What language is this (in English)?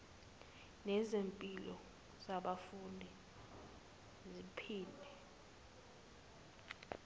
Zulu